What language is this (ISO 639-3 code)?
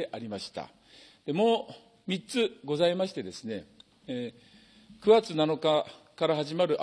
jpn